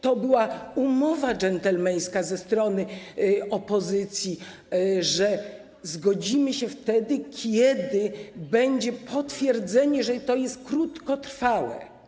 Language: Polish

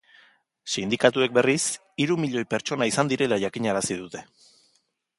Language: Basque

